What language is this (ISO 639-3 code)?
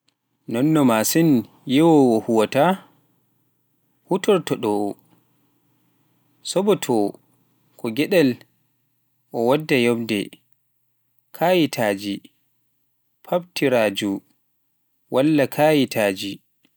fuf